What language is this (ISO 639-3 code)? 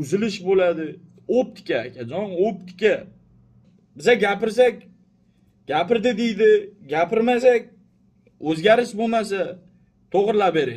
tur